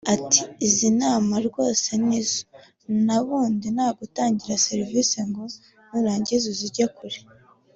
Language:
Kinyarwanda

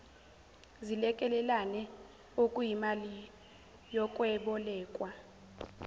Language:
Zulu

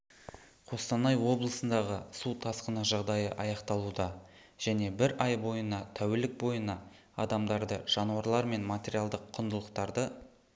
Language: Kazakh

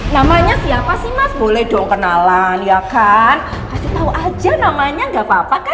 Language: Indonesian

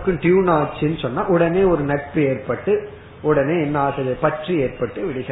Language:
Tamil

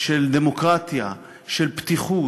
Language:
Hebrew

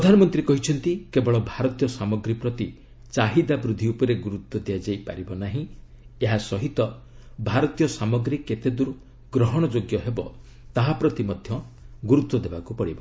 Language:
Odia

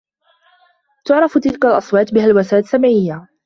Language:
Arabic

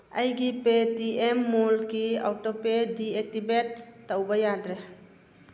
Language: Manipuri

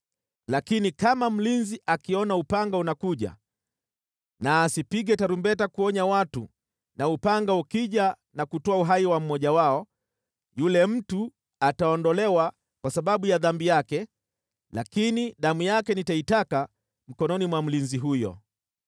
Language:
Swahili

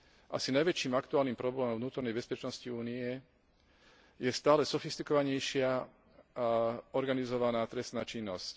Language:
Slovak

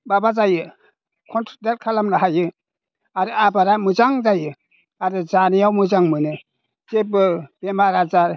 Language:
Bodo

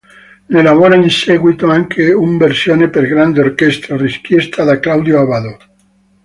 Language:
Italian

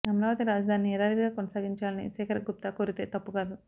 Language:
Telugu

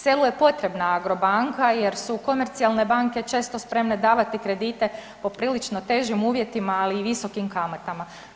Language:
Croatian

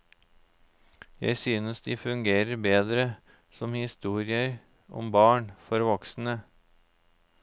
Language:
Norwegian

